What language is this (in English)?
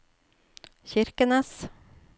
Norwegian